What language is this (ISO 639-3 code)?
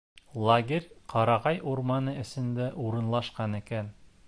bak